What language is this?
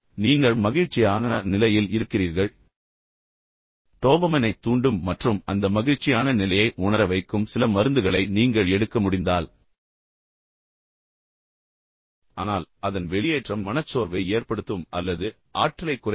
Tamil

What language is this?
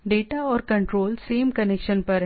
Hindi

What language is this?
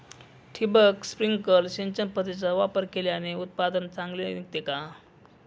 Marathi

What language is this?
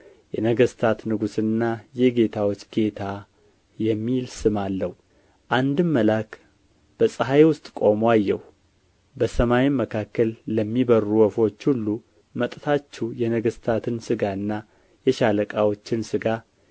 Amharic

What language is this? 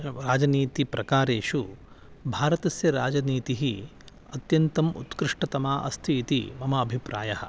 Sanskrit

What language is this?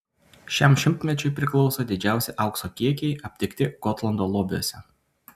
Lithuanian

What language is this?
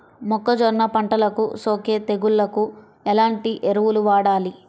Telugu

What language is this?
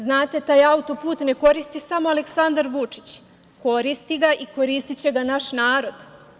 Serbian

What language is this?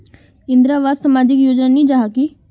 Magahi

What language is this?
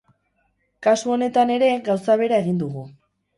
Basque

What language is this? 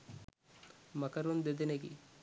Sinhala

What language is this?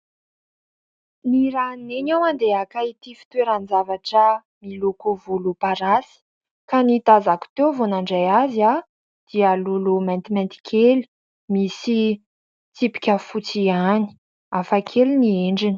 Malagasy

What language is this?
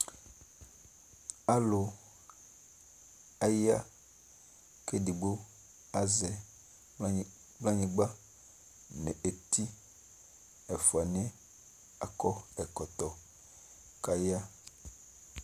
Ikposo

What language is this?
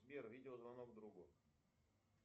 Russian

